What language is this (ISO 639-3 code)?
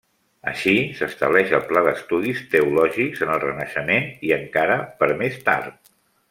cat